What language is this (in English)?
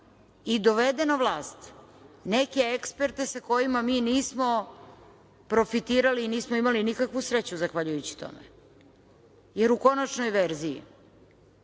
Serbian